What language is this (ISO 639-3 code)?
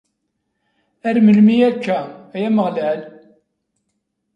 kab